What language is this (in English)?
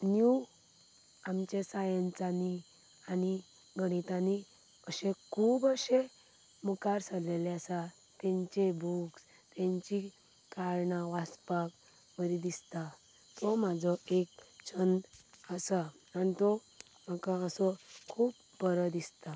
Konkani